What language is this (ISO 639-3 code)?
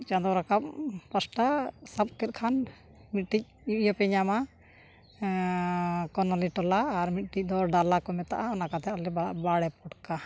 sat